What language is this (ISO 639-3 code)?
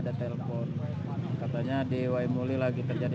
ind